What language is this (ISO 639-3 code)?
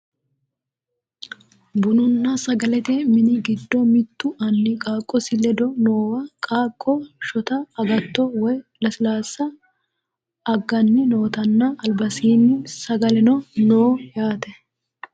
sid